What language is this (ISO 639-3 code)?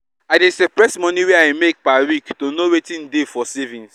pcm